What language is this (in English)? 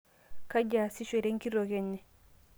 Masai